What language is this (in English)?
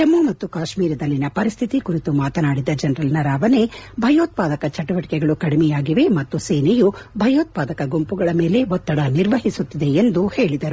Kannada